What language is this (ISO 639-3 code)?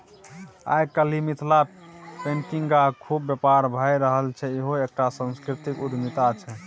mai